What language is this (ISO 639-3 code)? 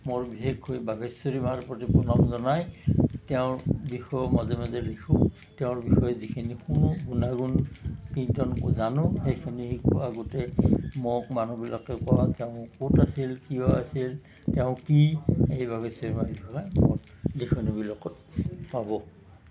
asm